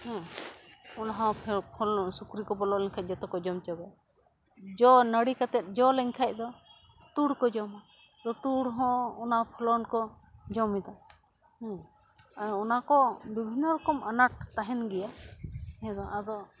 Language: Santali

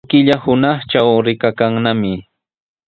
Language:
Sihuas Ancash Quechua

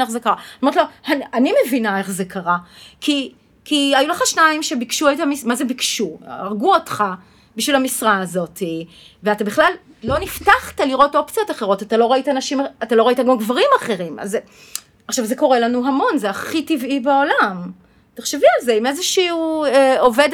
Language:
Hebrew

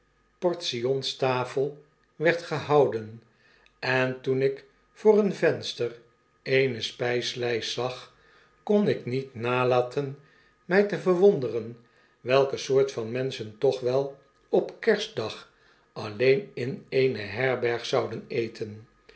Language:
Dutch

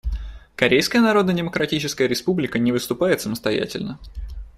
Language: Russian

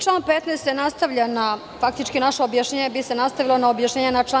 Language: Serbian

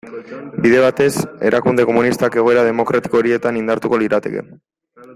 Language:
Basque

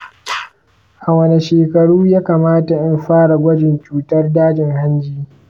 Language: Hausa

